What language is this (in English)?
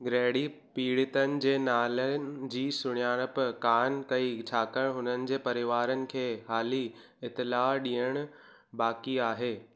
Sindhi